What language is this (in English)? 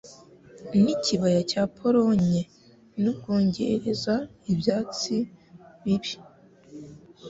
Kinyarwanda